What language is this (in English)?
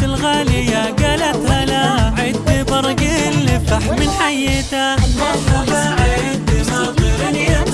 Arabic